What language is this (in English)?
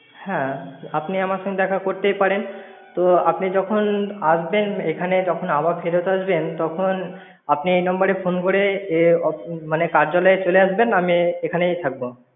Bangla